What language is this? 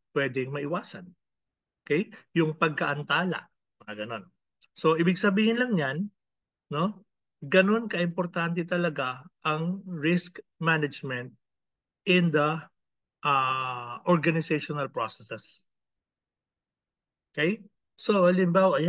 Filipino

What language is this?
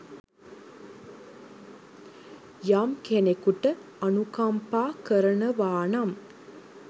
Sinhala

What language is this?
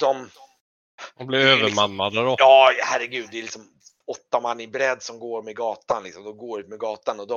Swedish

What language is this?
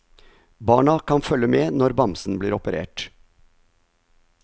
Norwegian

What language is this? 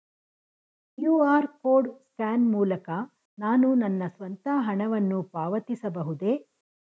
Kannada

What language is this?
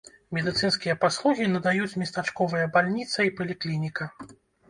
Belarusian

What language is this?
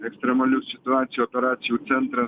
Lithuanian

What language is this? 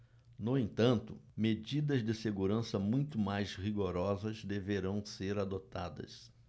Portuguese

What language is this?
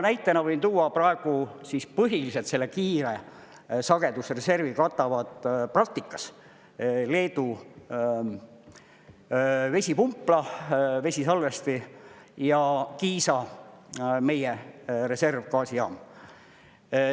Estonian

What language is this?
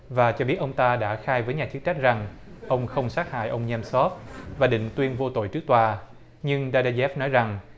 Vietnamese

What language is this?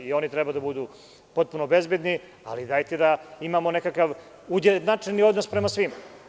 Serbian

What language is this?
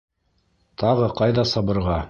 Bashkir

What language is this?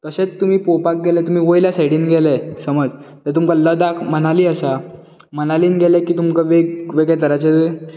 Konkani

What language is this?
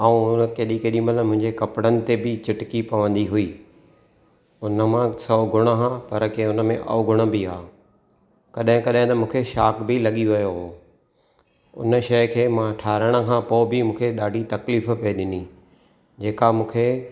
Sindhi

